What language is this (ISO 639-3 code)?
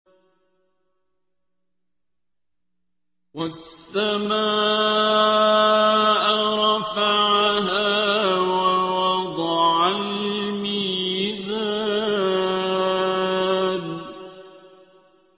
ara